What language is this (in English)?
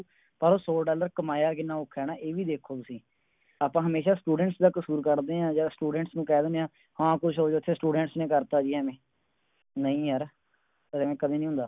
Punjabi